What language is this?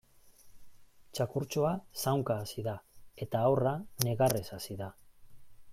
Basque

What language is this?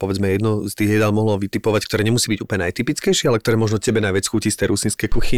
Slovak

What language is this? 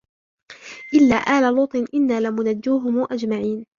Arabic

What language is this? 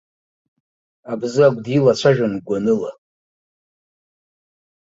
Abkhazian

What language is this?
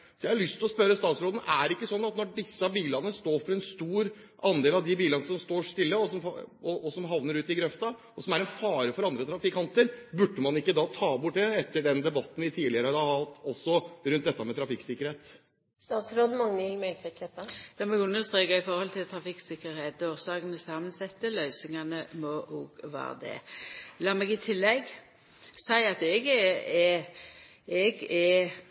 Norwegian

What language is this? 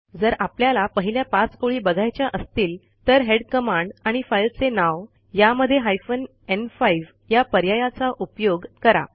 Marathi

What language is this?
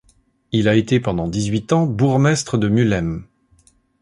French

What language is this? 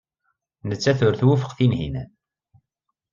Kabyle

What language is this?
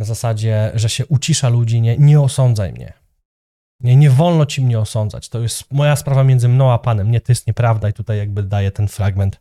Polish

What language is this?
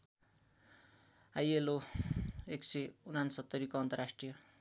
Nepali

